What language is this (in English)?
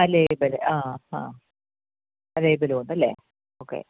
Malayalam